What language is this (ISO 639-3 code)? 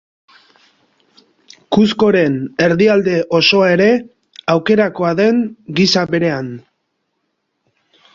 eus